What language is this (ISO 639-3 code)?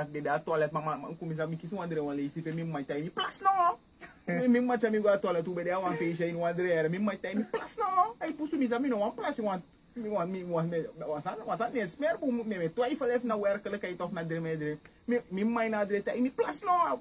eng